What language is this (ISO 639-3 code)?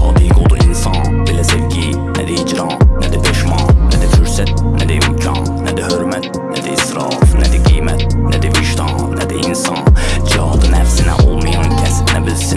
aze